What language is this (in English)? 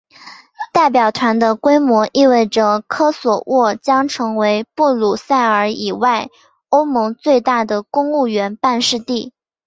Chinese